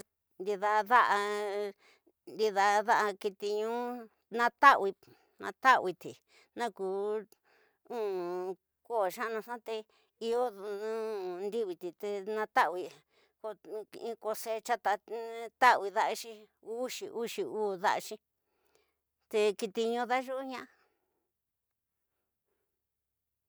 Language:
Tidaá Mixtec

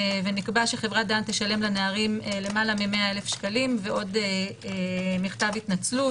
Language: Hebrew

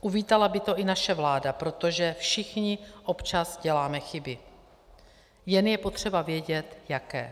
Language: Czech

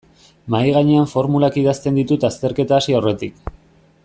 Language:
Basque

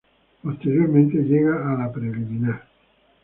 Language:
Spanish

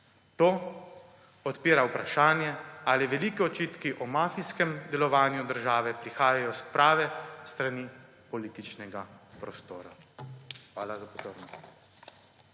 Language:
Slovenian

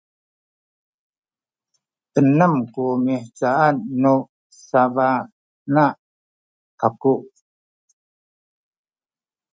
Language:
Sakizaya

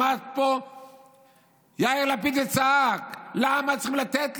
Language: Hebrew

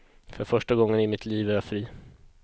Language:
Swedish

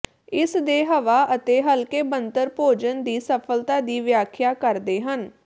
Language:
Punjabi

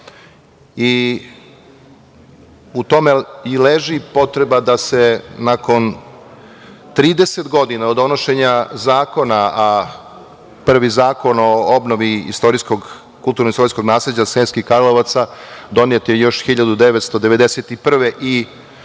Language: Serbian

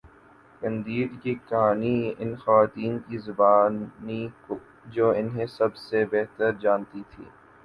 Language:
Urdu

